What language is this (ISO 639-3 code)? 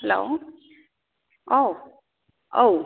brx